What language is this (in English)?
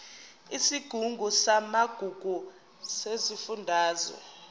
Zulu